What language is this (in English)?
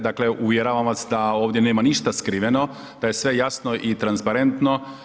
Croatian